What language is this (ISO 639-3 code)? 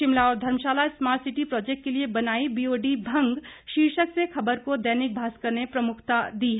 hin